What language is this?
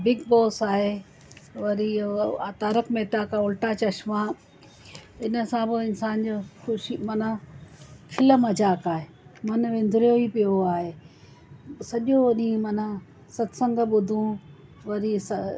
Sindhi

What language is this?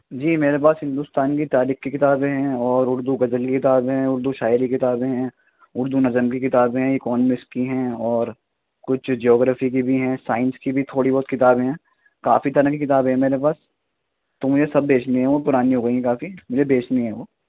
Urdu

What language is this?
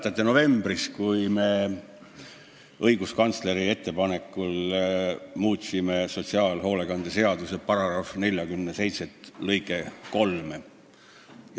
Estonian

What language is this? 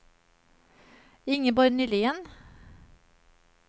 Swedish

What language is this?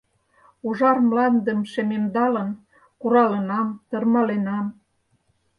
Mari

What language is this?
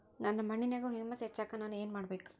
Kannada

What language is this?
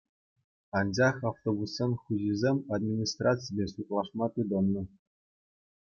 Chuvash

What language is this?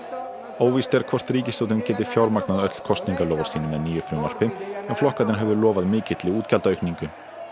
Icelandic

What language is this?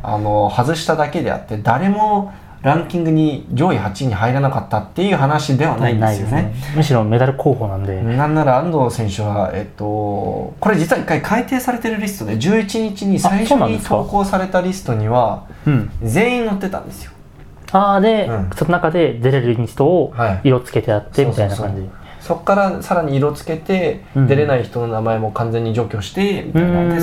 Japanese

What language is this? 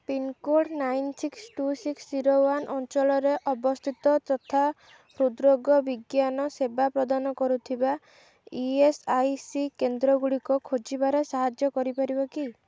Odia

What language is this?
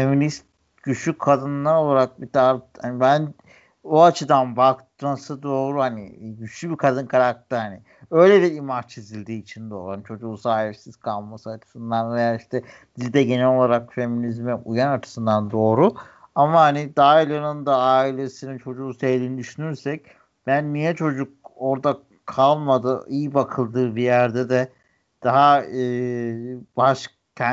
Turkish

